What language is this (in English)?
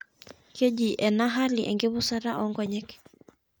Masai